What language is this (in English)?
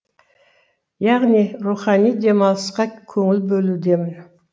Kazakh